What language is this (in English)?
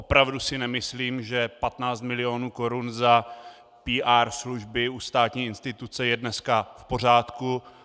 Czech